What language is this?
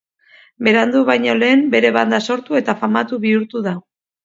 Basque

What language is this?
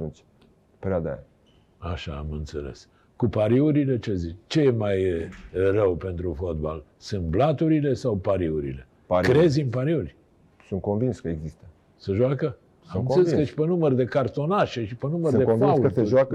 Romanian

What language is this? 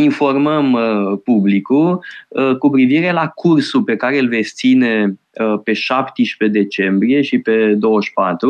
Romanian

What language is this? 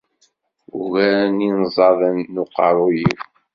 Kabyle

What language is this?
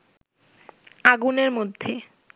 Bangla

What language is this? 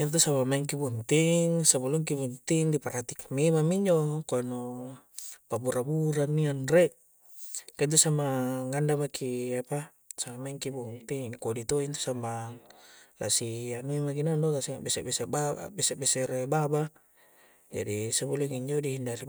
Coastal Konjo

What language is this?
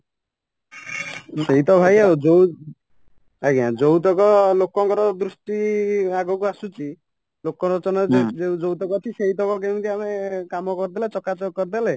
Odia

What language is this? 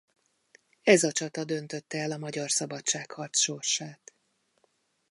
Hungarian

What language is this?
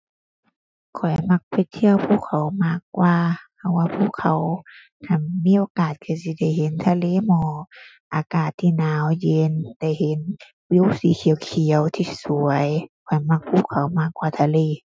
Thai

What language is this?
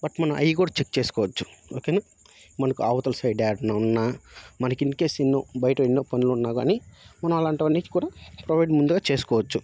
Telugu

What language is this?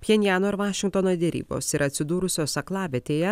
Lithuanian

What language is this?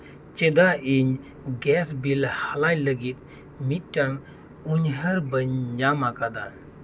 Santali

